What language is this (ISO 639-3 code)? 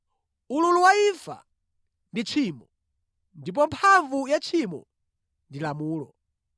nya